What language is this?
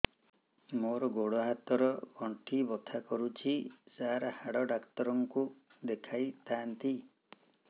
Odia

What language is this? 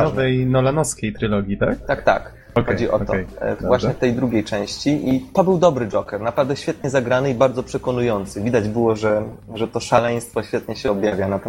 Polish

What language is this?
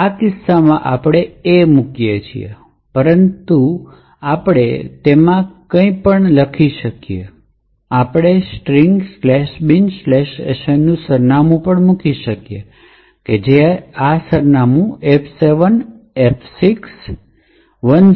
Gujarati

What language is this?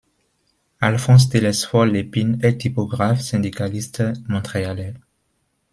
French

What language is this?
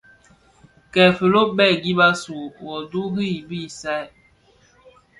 Bafia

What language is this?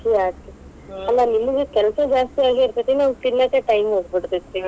Kannada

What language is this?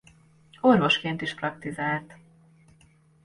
Hungarian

